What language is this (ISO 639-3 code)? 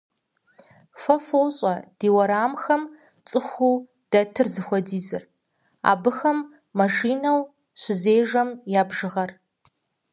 kbd